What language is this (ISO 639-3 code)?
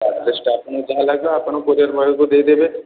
ori